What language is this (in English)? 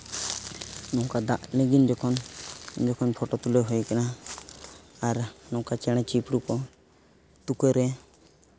Santali